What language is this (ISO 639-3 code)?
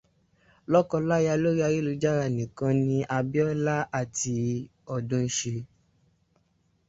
yor